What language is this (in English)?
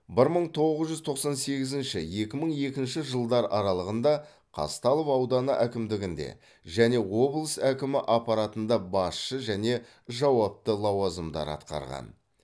Kazakh